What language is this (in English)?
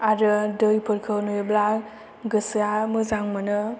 Bodo